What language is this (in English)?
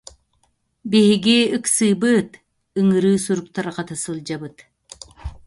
Yakut